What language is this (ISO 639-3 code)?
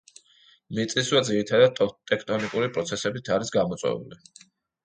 kat